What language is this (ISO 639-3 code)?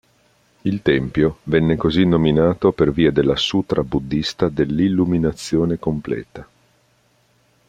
ita